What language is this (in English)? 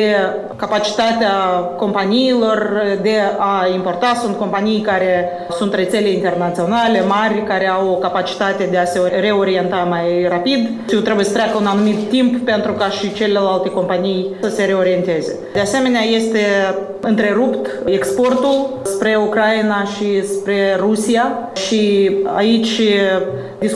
Romanian